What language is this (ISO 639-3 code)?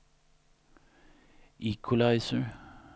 swe